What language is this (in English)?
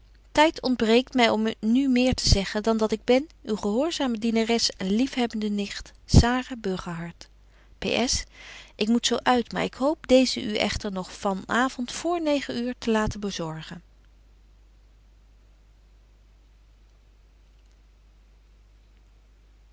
Dutch